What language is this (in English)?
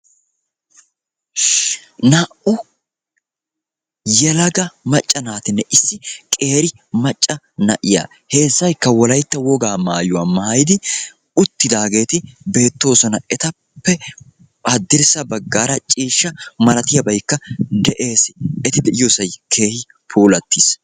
Wolaytta